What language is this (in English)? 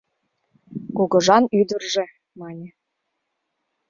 Mari